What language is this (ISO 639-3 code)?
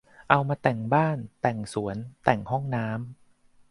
tha